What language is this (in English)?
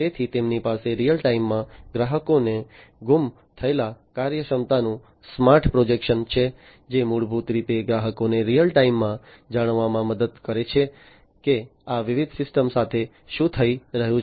Gujarati